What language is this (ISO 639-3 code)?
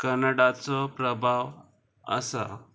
kok